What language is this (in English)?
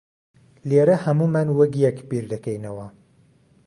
Central Kurdish